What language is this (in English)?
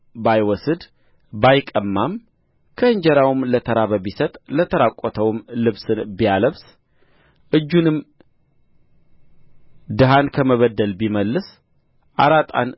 Amharic